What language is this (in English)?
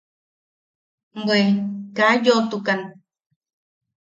Yaqui